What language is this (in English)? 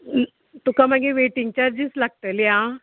Konkani